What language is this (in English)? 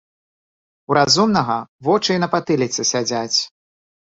Belarusian